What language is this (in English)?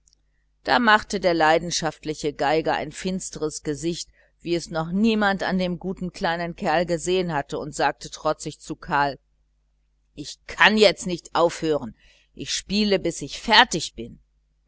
German